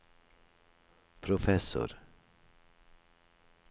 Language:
Norwegian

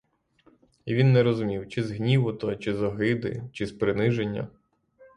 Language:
Ukrainian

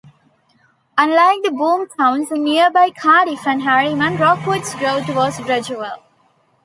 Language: English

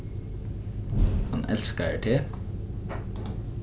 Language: Faroese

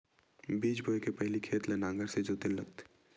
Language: Chhattisgarhi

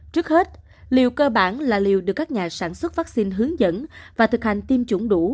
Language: Vietnamese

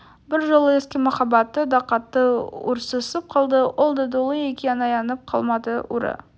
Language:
Kazakh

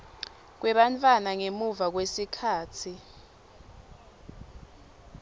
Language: Swati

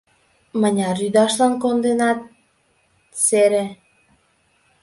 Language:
Mari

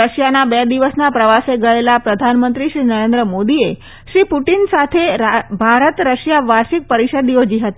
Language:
Gujarati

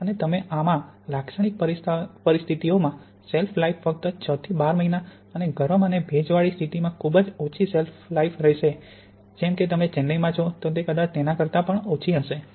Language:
Gujarati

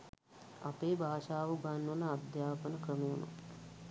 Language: Sinhala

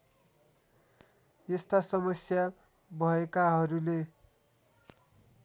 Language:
Nepali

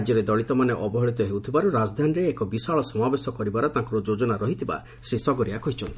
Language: Odia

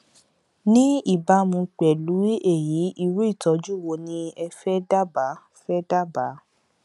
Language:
Yoruba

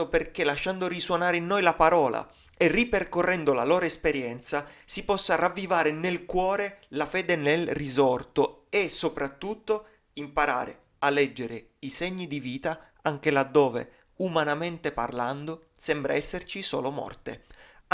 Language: Italian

